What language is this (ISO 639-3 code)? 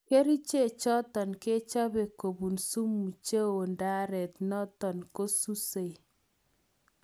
kln